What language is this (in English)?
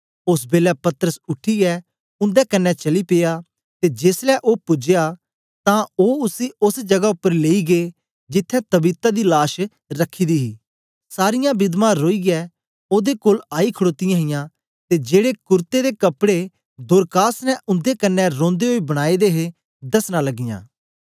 Dogri